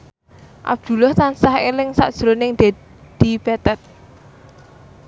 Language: Javanese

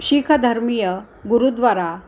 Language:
Marathi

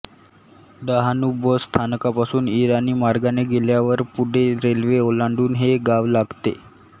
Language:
Marathi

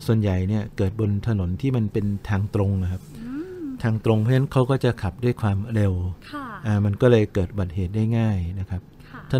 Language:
Thai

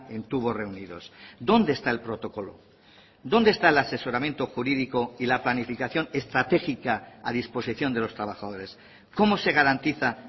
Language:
Spanish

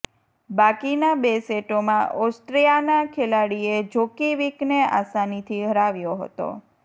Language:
Gujarati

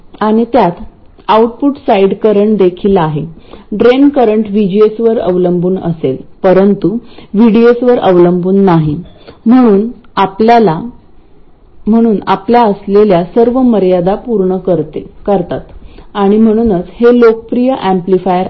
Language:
Marathi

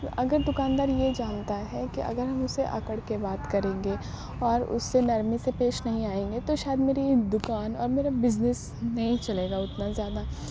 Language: Urdu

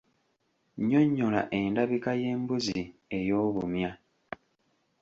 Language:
Ganda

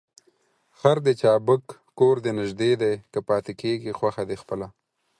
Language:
Pashto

